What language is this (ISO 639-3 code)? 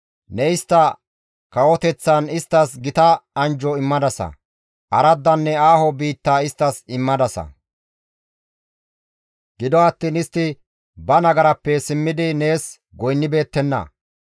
gmv